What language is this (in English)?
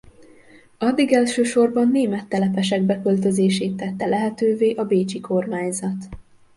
Hungarian